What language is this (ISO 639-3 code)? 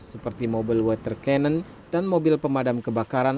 ind